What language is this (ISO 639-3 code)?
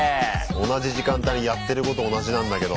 jpn